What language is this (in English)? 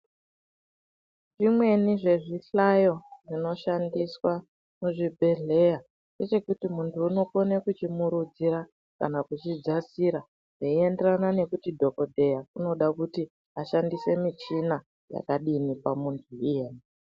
Ndau